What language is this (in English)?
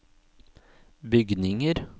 Norwegian